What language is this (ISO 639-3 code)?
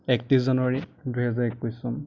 asm